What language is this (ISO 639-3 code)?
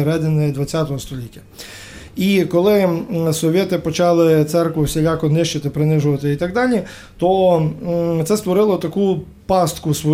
ukr